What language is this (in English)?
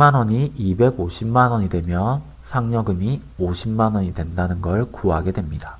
Korean